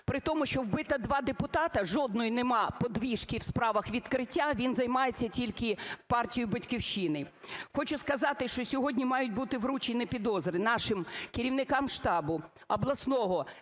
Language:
Ukrainian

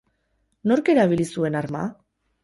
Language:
Basque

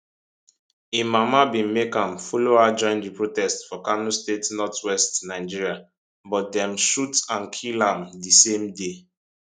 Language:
Nigerian Pidgin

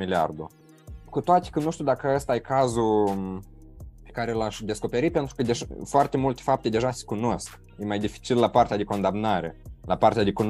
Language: Romanian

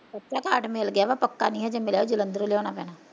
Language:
Punjabi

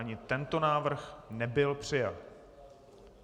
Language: Czech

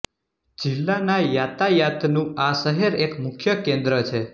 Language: Gujarati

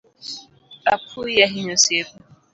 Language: Luo (Kenya and Tanzania)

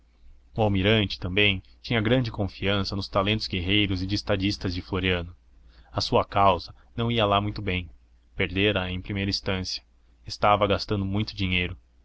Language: Portuguese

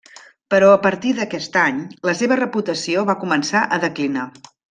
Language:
Catalan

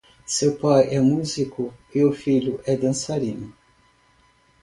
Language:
Portuguese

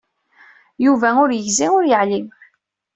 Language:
Kabyle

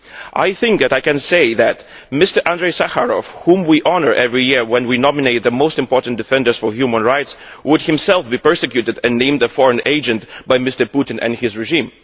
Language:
English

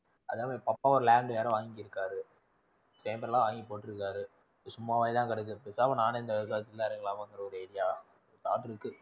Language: Tamil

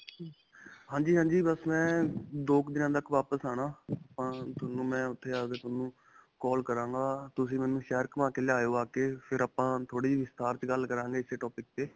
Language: Punjabi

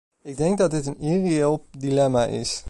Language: Dutch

